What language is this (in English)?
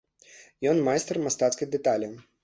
Belarusian